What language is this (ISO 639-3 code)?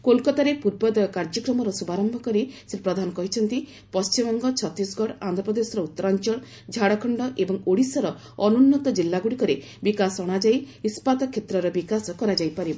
ori